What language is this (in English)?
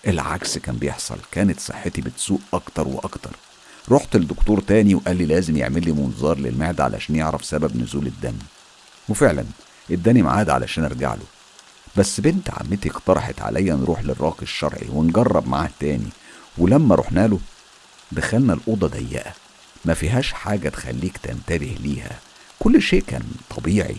Arabic